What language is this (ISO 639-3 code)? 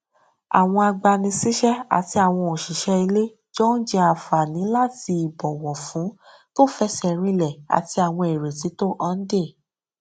yor